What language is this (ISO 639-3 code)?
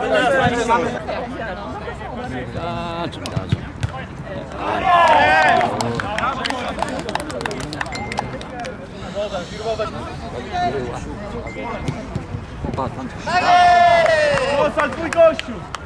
pol